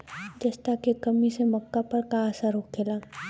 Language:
Bhojpuri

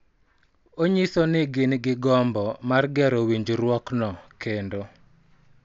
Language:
Luo (Kenya and Tanzania)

